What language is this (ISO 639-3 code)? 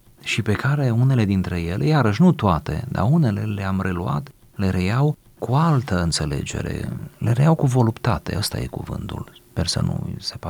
ron